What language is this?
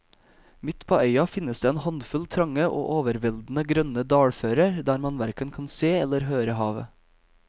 Norwegian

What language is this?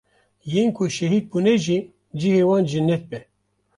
Kurdish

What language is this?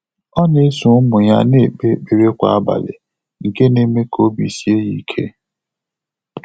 Igbo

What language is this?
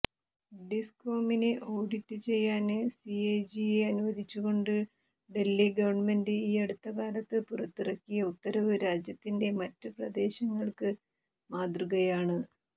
Malayalam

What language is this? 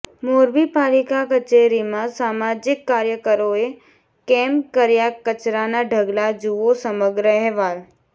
Gujarati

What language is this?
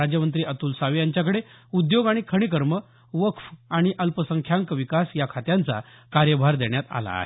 Marathi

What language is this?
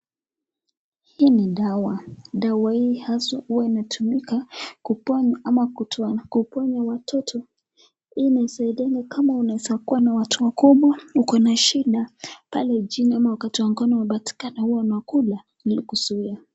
Swahili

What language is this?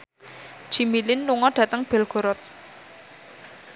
Javanese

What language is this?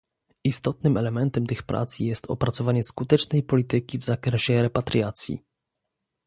Polish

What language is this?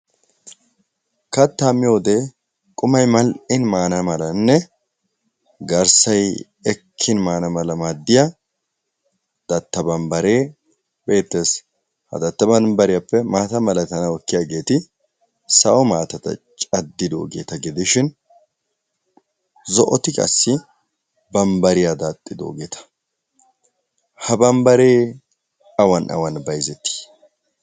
Wolaytta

